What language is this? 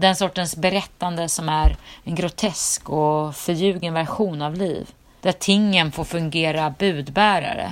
Swedish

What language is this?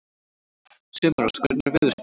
Icelandic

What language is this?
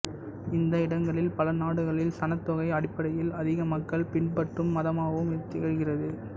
Tamil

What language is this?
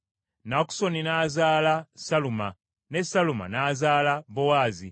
Ganda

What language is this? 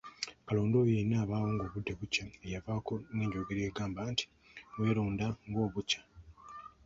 Ganda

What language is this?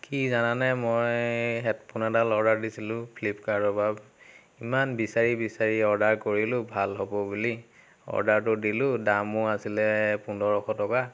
Assamese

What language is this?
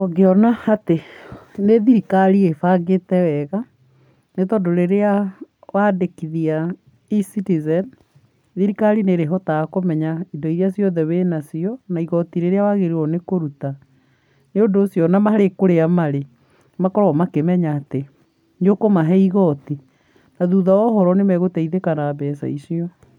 Kikuyu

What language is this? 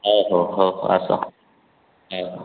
Odia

